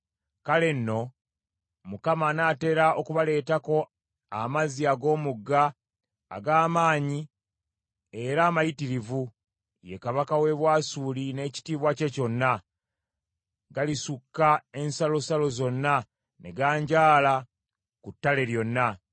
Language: Ganda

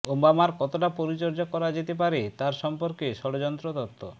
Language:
Bangla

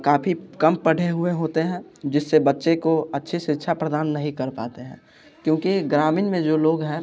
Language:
Hindi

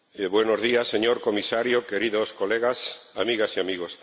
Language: Spanish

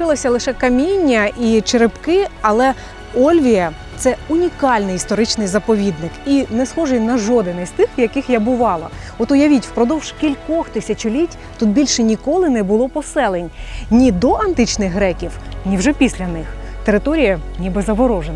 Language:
Ukrainian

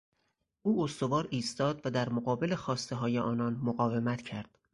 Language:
Persian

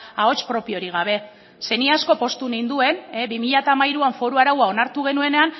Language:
Basque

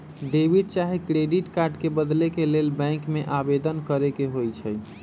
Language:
Magahi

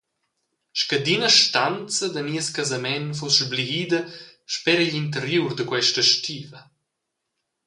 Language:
Romansh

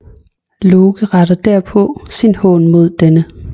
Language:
Danish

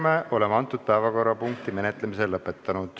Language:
Estonian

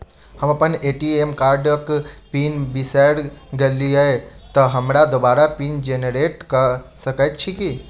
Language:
Maithili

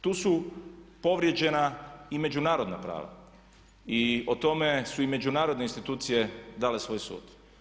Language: Croatian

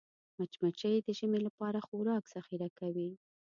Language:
Pashto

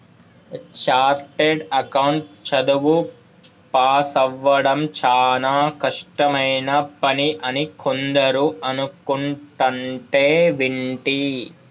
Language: Telugu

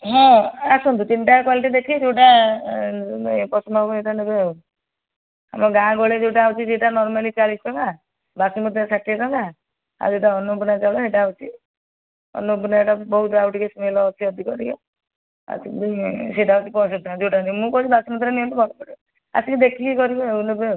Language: Odia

